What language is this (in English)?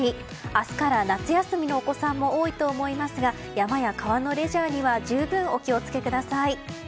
Japanese